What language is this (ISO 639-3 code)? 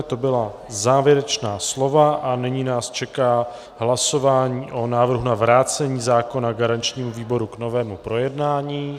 ces